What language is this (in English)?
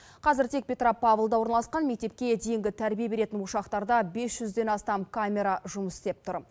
Kazakh